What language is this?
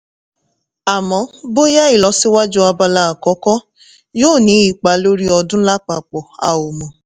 Yoruba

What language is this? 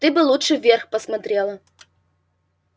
Russian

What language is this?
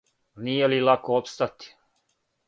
Serbian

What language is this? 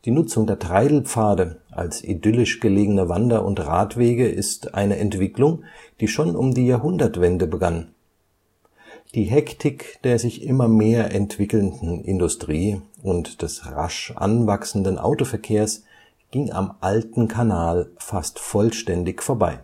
German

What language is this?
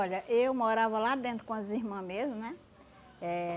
Portuguese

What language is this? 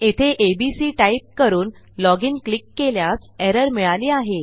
Marathi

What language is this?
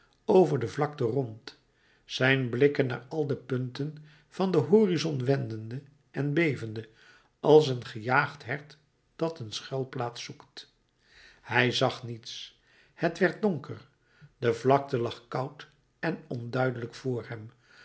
Dutch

